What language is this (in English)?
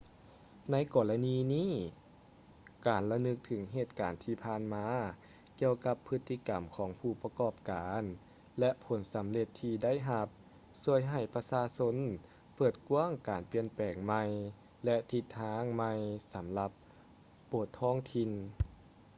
Lao